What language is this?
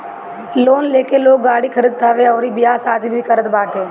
Bhojpuri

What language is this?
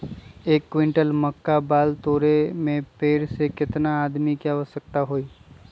Magahi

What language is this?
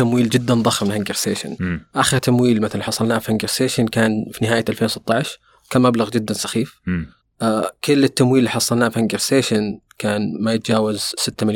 Arabic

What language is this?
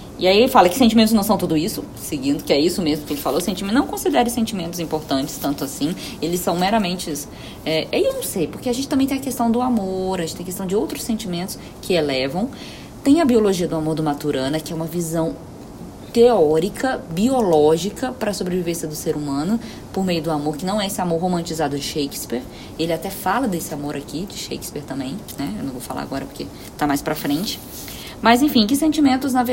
Portuguese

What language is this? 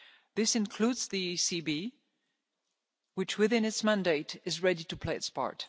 English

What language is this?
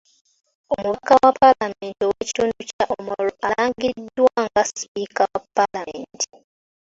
Ganda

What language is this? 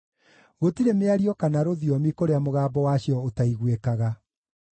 Kikuyu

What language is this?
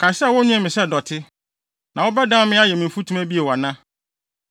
Akan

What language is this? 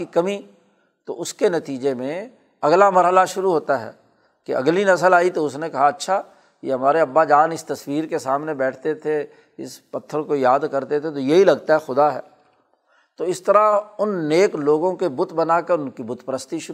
Urdu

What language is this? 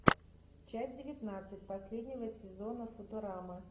Russian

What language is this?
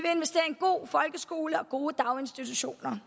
Danish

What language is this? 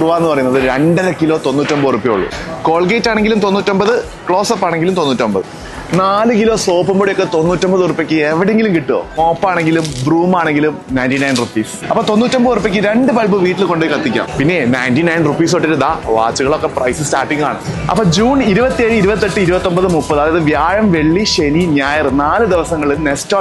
Malayalam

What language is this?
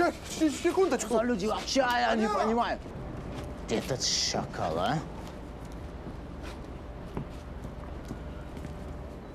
Russian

